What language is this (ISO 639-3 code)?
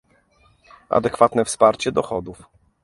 pol